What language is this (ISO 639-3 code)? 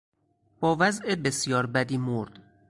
fas